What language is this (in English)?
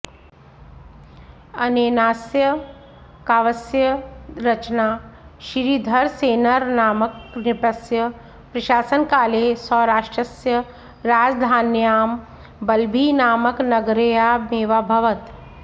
Sanskrit